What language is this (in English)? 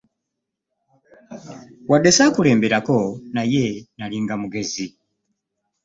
Ganda